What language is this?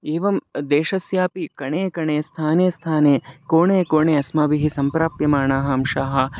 Sanskrit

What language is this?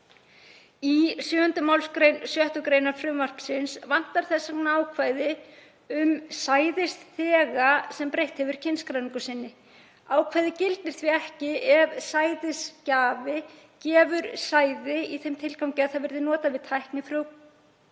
Icelandic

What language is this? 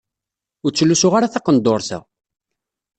Kabyle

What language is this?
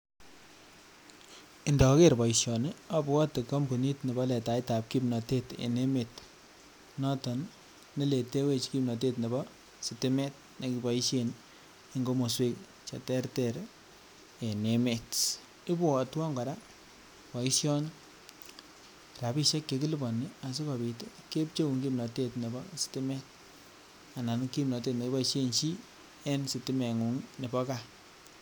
Kalenjin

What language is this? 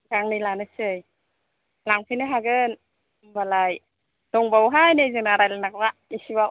Bodo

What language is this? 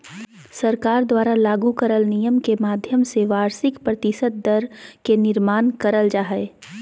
Magahi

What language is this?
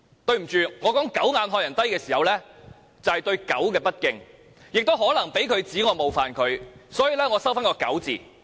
Cantonese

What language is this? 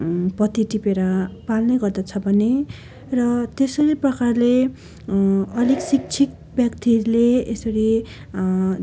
Nepali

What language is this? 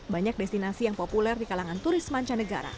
Indonesian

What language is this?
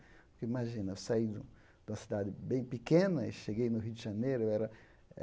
Portuguese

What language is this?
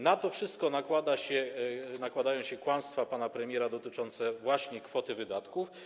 Polish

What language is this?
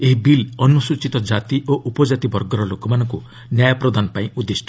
Odia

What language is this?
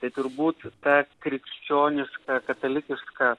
Lithuanian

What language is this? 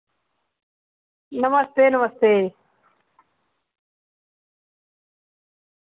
Dogri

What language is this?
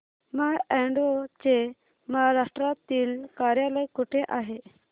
Marathi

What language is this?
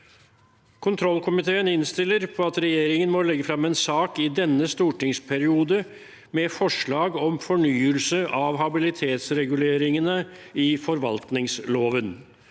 Norwegian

